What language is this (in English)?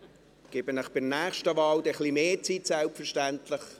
Swiss German